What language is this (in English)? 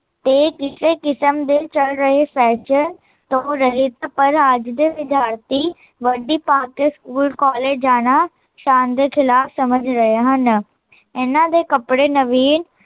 Punjabi